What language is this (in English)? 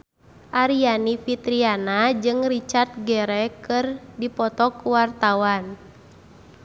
Sundanese